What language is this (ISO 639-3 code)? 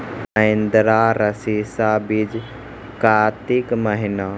mai